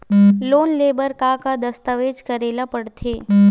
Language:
Chhattisgarhi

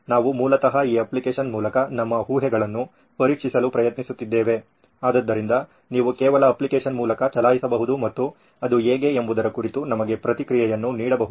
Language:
Kannada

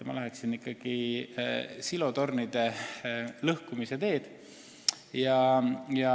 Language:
Estonian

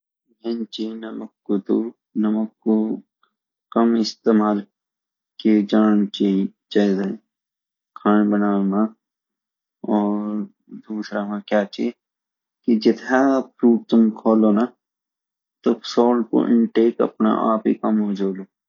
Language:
Garhwali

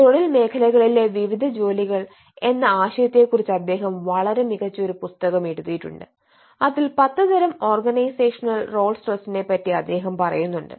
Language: Malayalam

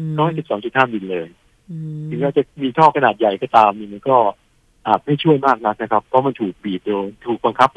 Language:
Thai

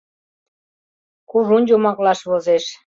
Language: Mari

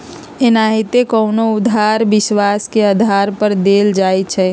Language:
Magahi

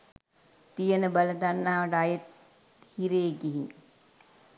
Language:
Sinhala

